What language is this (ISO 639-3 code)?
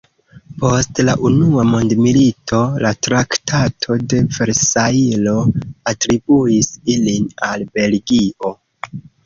epo